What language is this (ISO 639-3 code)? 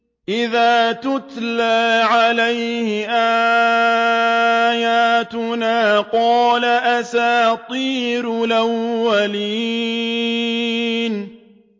ara